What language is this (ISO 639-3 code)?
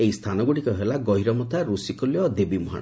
ori